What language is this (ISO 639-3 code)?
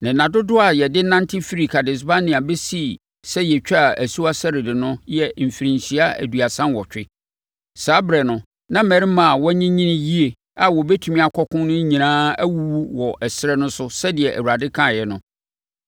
aka